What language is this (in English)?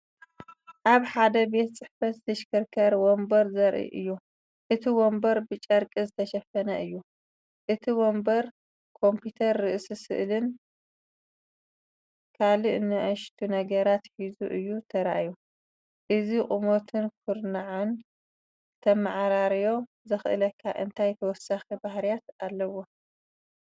Tigrinya